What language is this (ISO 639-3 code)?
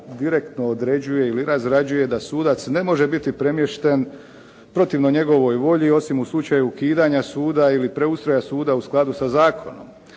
hrv